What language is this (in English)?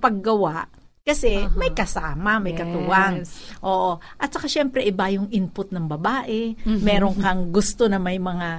Filipino